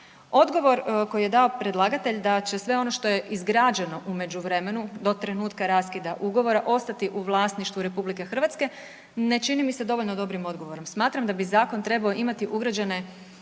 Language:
Croatian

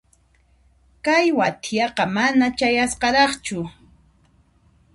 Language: Puno Quechua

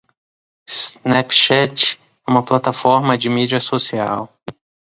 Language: Portuguese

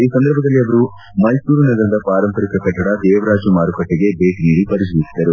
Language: Kannada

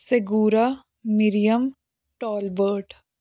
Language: Punjabi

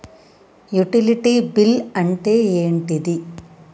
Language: Telugu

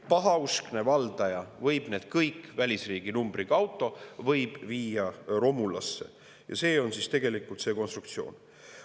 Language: Estonian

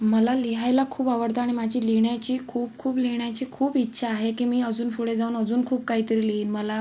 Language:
Marathi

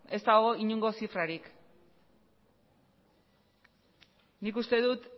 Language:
Basque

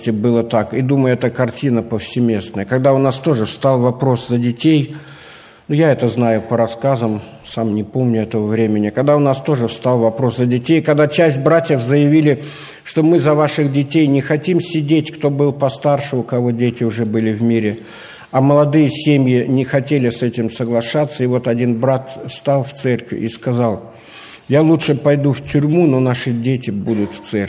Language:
Russian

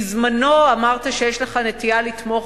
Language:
Hebrew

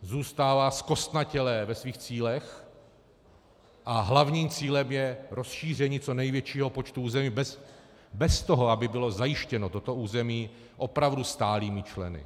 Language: Czech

